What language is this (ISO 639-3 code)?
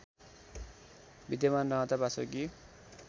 nep